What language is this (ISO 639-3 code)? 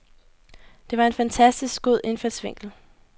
dan